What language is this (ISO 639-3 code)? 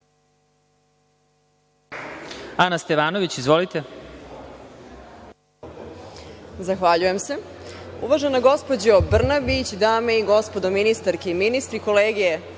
srp